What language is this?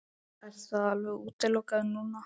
Icelandic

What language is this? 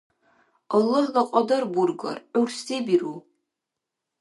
Dargwa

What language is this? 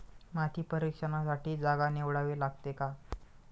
Marathi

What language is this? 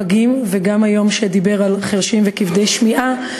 Hebrew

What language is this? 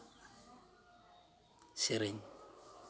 Santali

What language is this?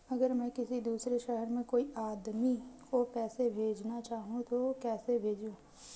Hindi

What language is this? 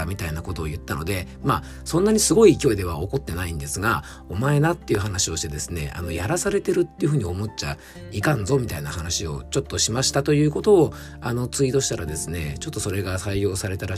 Japanese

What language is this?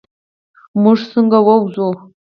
Pashto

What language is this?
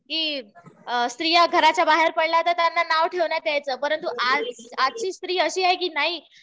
Marathi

